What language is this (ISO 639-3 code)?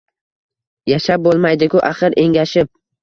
uzb